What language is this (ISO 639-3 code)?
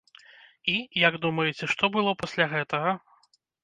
bel